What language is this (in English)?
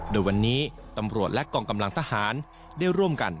Thai